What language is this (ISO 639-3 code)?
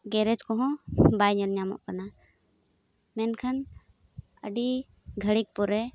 sat